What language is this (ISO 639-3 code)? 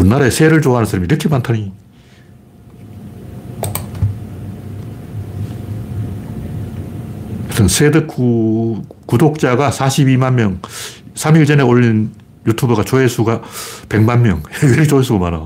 kor